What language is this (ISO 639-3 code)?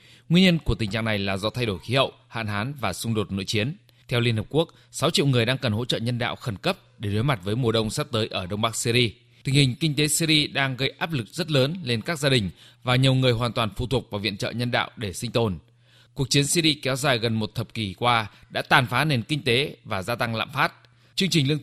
vie